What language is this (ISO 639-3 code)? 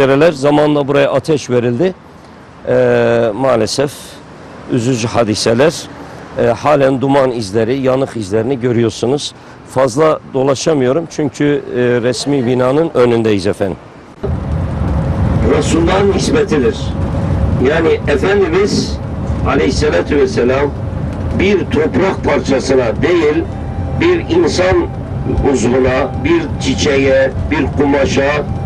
tur